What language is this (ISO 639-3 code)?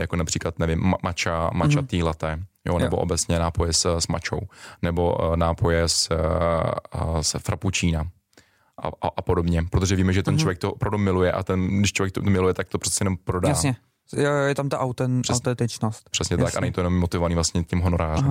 ces